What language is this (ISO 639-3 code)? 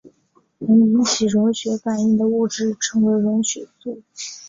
zho